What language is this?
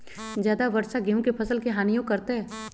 Magahi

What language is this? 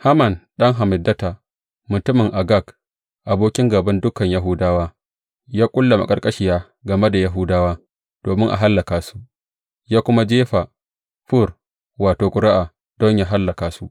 Hausa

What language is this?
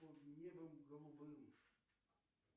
Russian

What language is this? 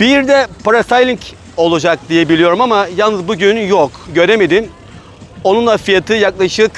Turkish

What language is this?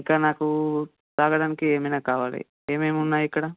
Telugu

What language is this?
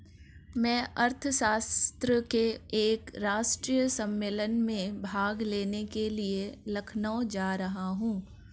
Hindi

